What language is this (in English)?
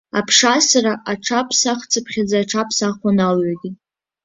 Abkhazian